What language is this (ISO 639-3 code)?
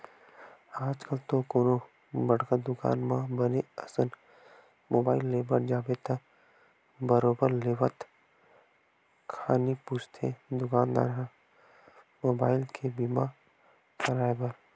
hne